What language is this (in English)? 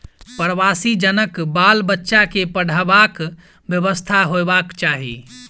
Maithili